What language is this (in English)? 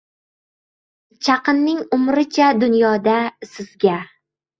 Uzbek